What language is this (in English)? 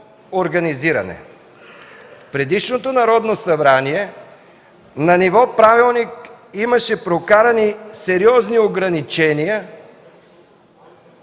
Bulgarian